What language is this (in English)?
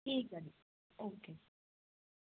Punjabi